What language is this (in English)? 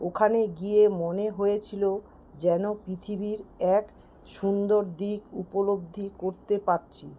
Bangla